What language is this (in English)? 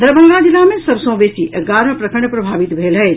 Maithili